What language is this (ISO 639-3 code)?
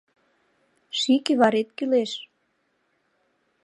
chm